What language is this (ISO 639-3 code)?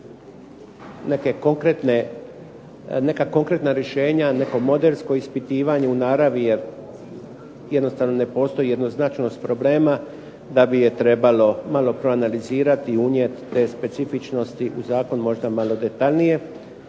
hrv